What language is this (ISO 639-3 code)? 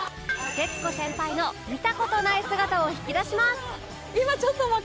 jpn